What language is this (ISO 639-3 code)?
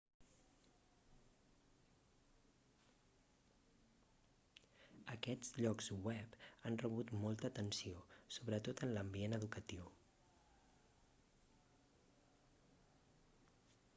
cat